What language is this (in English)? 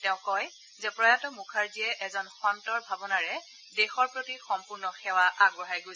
Assamese